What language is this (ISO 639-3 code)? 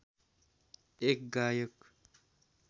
nep